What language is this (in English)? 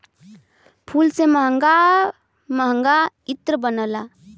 Bhojpuri